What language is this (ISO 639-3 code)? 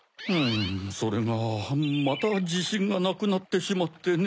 jpn